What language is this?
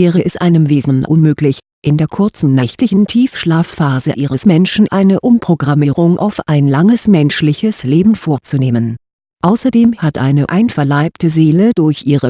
German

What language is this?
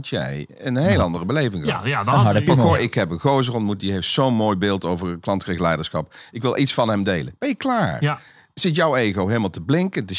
Dutch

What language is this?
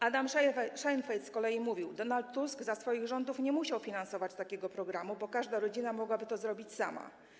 Polish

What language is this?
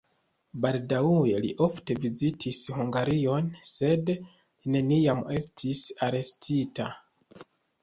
Esperanto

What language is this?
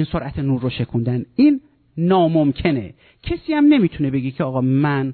Persian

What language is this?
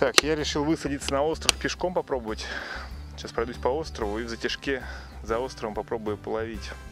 Russian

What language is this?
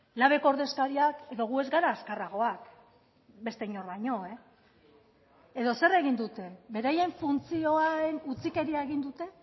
Basque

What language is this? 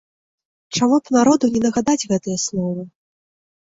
Belarusian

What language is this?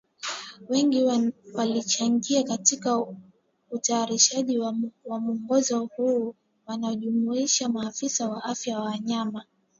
Swahili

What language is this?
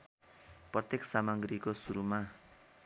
Nepali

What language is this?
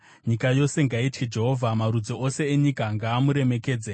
Shona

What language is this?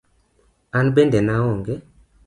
Luo (Kenya and Tanzania)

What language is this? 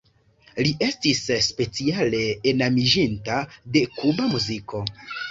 Esperanto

